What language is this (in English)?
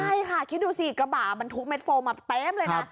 Thai